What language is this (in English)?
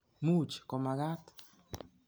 Kalenjin